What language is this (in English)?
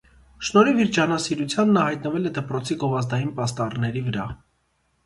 Armenian